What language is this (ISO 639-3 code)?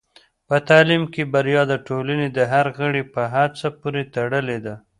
pus